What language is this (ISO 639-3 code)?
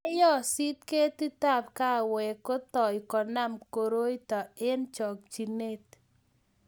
kln